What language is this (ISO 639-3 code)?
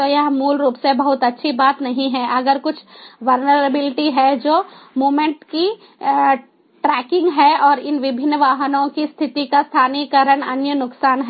hin